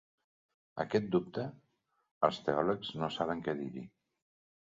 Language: Catalan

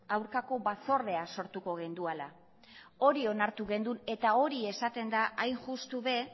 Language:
Basque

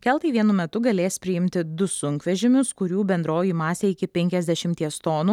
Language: Lithuanian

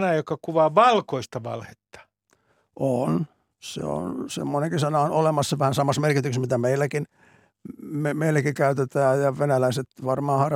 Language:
Finnish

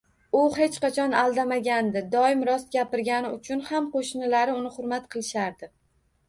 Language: Uzbek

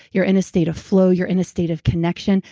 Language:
English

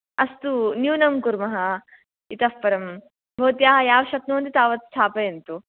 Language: Sanskrit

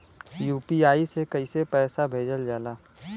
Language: Bhojpuri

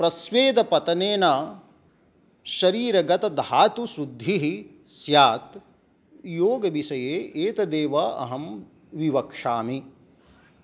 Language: Sanskrit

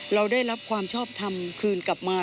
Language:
Thai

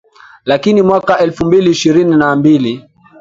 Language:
Swahili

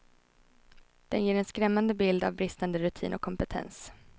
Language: Swedish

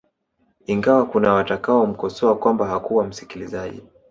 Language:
Swahili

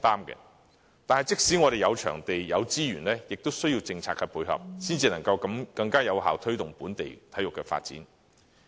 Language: Cantonese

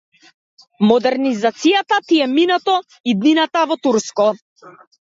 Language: Macedonian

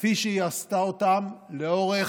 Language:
Hebrew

